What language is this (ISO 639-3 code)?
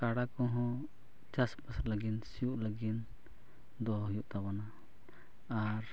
sat